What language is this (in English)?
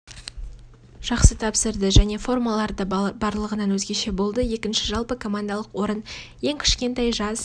Kazakh